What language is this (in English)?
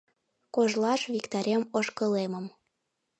Mari